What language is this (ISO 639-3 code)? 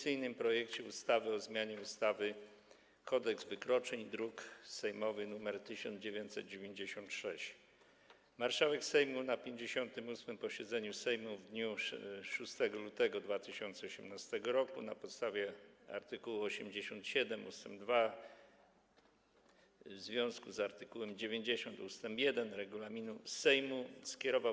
pol